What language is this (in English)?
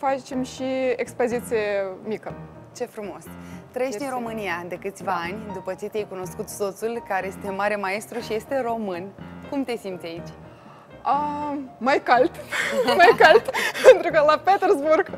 Romanian